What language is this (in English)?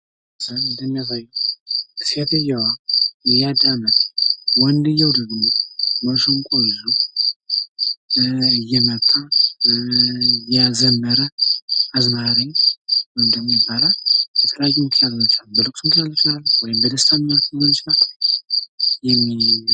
Amharic